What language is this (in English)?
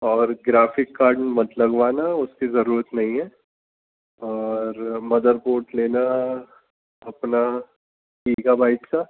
Urdu